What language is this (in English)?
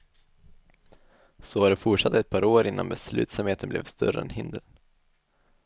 Swedish